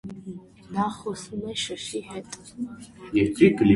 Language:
Armenian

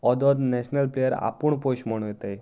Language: Konkani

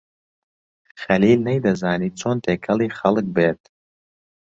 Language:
Central Kurdish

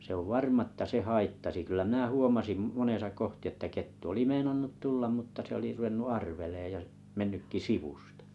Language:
Finnish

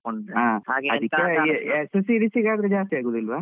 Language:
Kannada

